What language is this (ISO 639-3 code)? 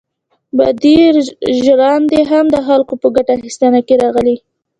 pus